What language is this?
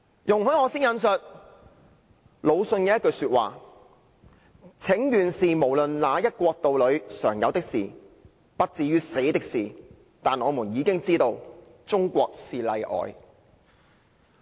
Cantonese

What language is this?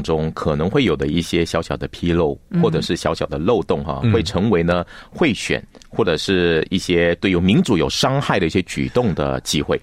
Chinese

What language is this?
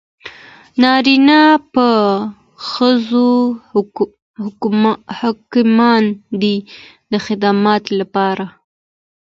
Pashto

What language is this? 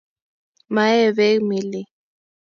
Kalenjin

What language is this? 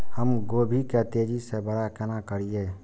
Maithili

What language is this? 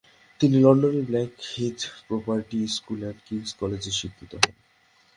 Bangla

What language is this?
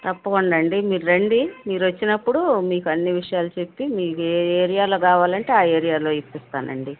Telugu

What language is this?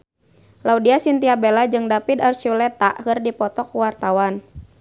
Sundanese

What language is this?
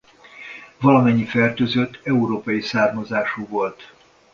Hungarian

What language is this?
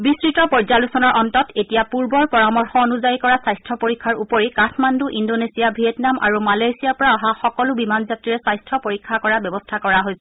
Assamese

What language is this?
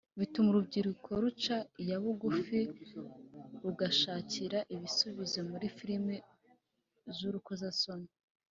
Kinyarwanda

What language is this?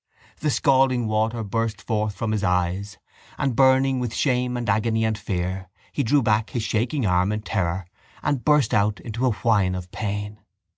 English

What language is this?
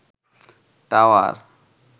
Bangla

